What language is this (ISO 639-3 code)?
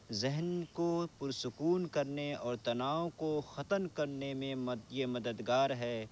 urd